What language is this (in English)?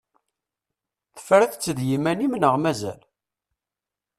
Kabyle